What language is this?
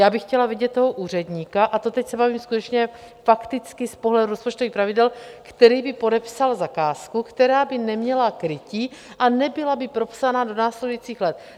Czech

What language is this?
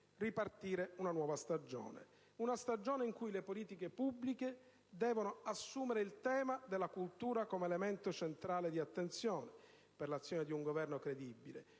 Italian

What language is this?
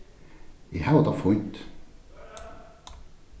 Faroese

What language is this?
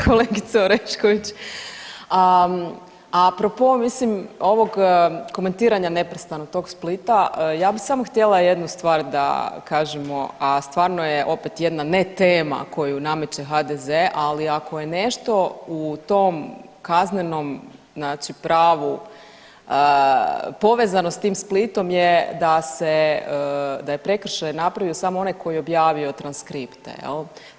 Croatian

